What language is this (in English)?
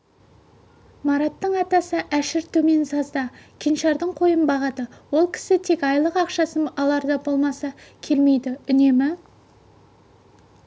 Kazakh